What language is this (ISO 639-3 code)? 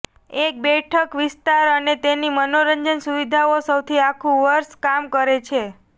guj